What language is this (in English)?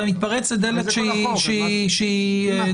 Hebrew